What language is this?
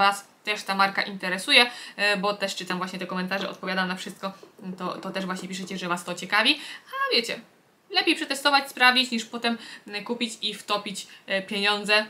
Polish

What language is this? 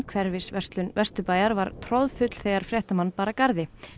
Icelandic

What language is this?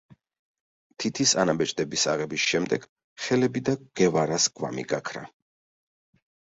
Georgian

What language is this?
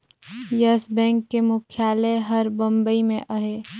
Chhattisgarhi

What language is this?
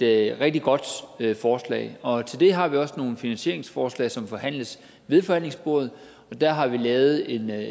Danish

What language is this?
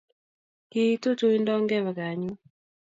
Kalenjin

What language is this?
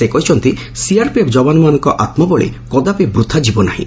Odia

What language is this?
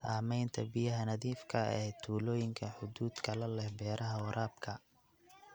Somali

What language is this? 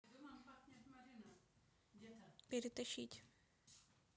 Russian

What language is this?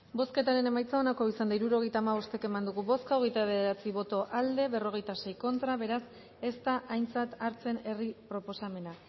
Basque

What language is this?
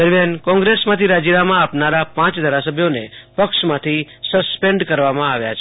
Gujarati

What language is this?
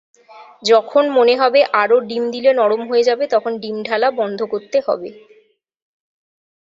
Bangla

